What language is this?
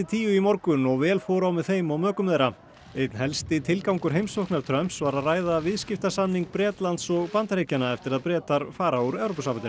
Icelandic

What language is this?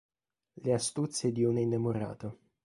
Italian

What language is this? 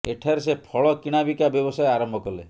Odia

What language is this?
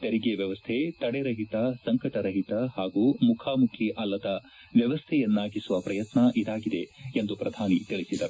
Kannada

